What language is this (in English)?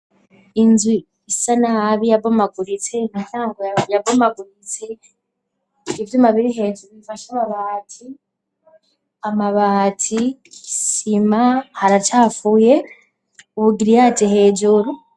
Rundi